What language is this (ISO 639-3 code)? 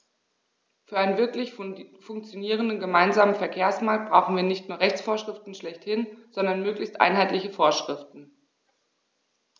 deu